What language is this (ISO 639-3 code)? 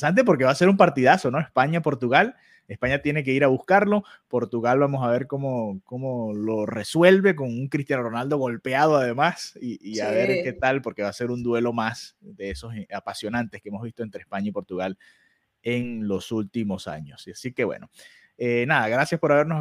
spa